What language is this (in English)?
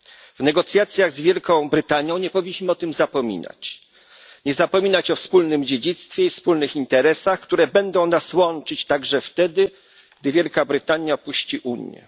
Polish